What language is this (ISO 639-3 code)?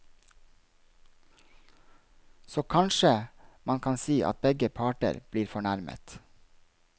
nor